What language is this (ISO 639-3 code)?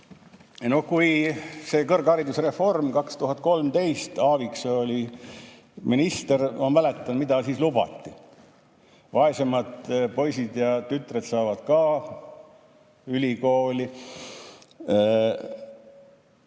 est